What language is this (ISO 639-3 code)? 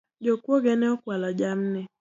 luo